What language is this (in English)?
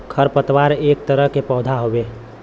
Bhojpuri